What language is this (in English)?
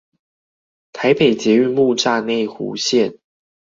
Chinese